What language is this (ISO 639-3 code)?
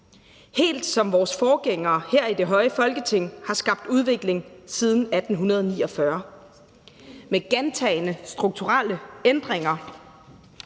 dan